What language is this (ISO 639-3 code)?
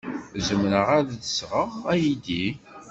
kab